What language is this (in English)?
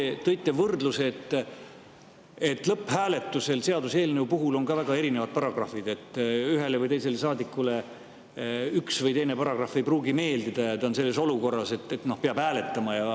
Estonian